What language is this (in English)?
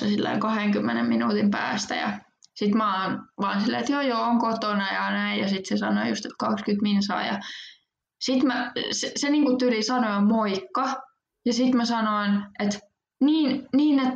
Finnish